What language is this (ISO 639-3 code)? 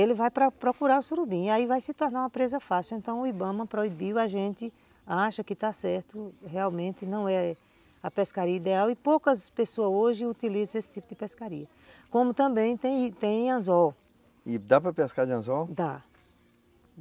por